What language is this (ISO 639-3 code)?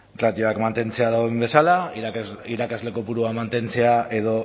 eus